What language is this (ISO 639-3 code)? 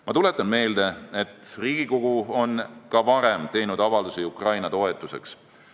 est